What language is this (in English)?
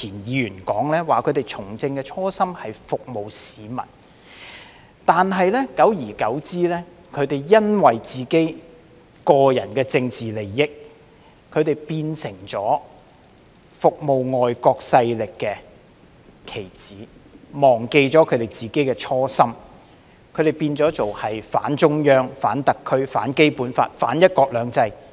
Cantonese